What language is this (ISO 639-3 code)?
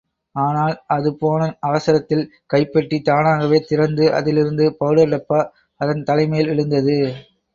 tam